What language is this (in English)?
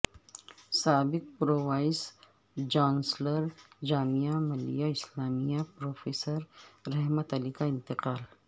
Urdu